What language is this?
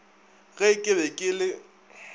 Northern Sotho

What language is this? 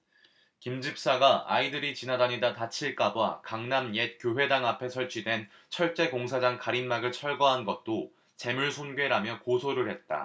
Korean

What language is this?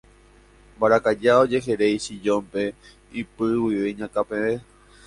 Guarani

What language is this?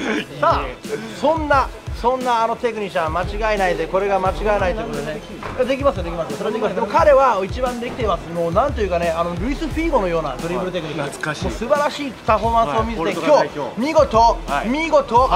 Japanese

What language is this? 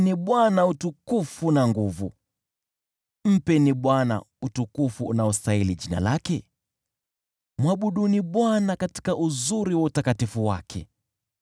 Swahili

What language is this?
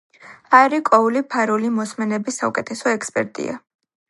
Georgian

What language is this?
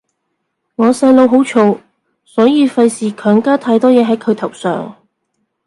Cantonese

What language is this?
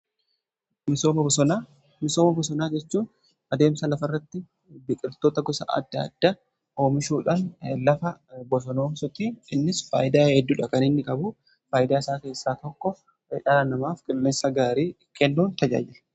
Oromo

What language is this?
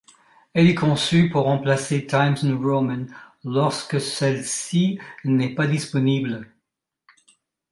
French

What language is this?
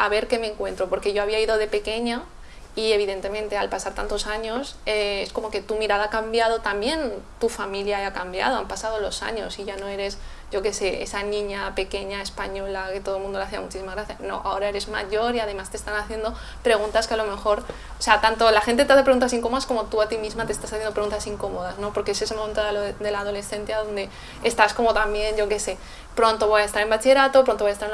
Spanish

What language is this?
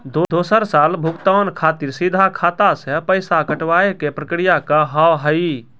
Maithili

